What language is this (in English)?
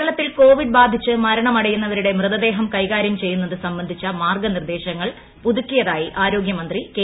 Malayalam